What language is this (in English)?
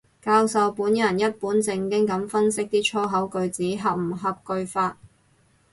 Cantonese